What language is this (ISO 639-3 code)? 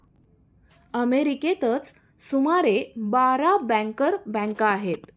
mar